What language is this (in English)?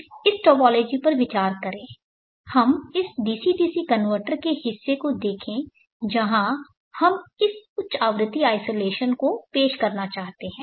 Hindi